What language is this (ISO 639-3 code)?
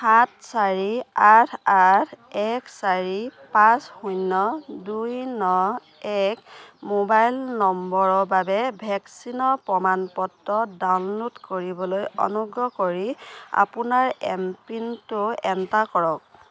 asm